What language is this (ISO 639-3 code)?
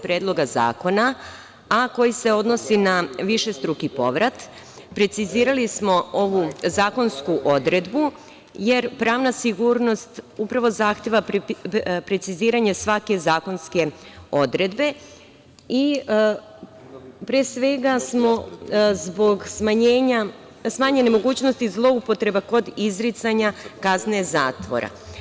srp